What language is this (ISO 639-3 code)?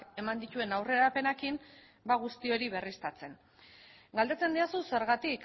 eus